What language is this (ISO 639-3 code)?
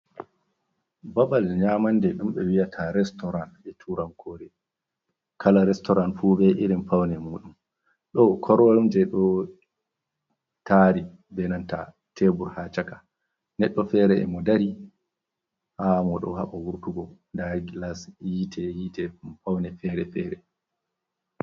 ful